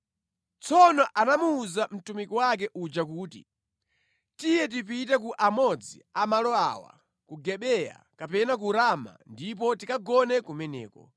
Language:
Nyanja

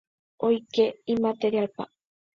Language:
Guarani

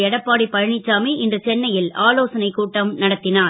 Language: Tamil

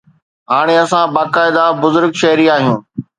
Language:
Sindhi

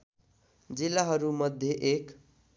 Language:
Nepali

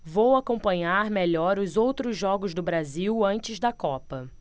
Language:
Portuguese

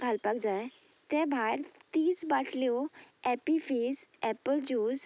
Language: Konkani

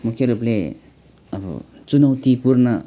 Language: Nepali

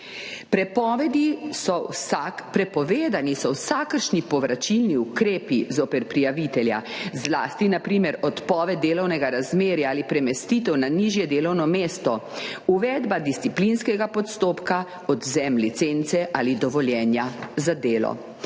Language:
Slovenian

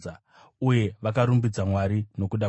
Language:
Shona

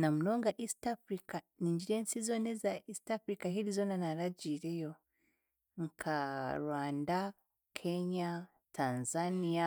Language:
Chiga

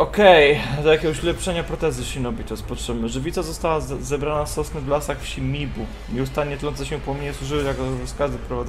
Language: Polish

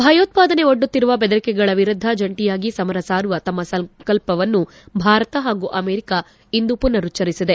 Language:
Kannada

